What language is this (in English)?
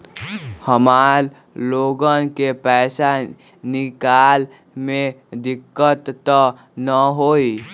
Magahi